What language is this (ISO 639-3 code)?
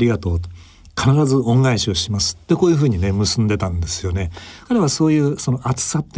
jpn